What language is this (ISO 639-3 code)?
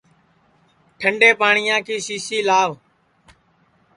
ssi